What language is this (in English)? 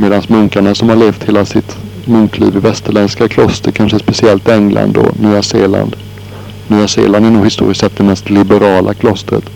Swedish